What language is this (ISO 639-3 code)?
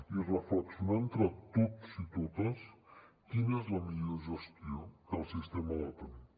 cat